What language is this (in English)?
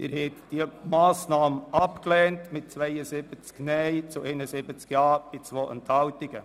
Swiss German